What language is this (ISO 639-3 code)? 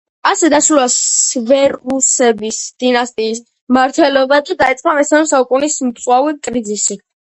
kat